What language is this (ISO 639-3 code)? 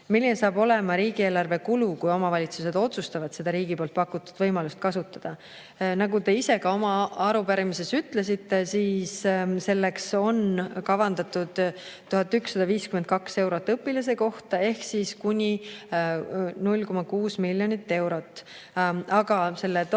est